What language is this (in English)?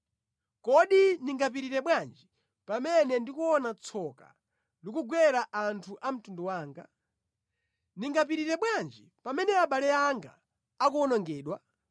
Nyanja